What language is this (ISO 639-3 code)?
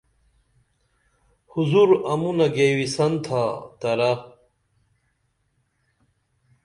dml